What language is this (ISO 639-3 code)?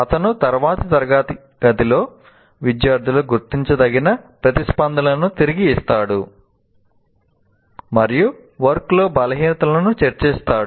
tel